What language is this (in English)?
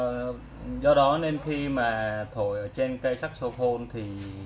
Vietnamese